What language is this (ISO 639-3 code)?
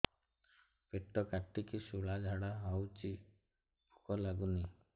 ori